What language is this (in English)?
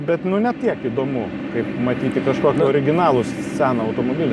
Lithuanian